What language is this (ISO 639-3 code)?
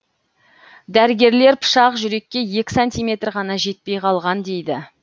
kaz